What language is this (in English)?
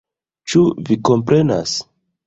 Esperanto